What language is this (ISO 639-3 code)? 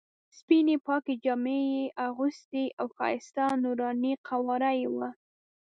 pus